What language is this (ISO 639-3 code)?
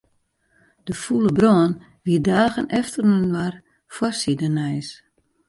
fry